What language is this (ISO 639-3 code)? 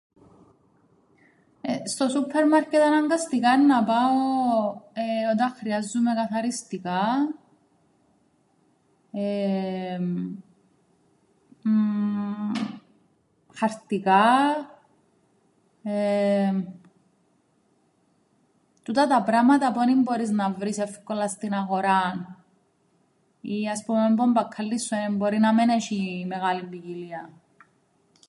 ell